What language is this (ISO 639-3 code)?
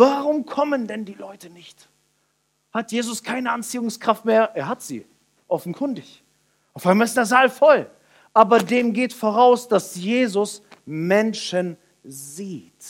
deu